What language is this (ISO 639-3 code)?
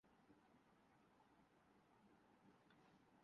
urd